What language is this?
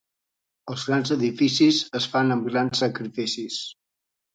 Catalan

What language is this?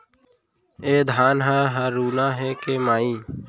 Chhattisgarhi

